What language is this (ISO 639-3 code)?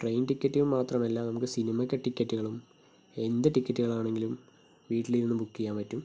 mal